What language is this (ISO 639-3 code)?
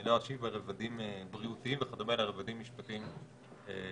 heb